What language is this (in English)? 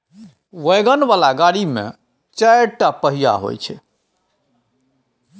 Maithili